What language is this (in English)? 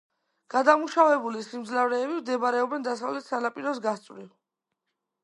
Georgian